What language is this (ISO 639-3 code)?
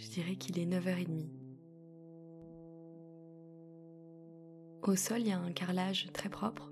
fra